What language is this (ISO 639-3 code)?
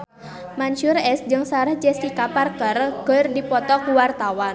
sun